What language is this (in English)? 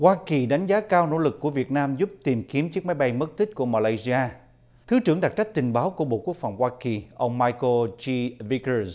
Vietnamese